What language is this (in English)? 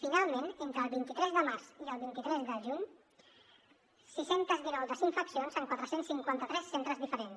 Catalan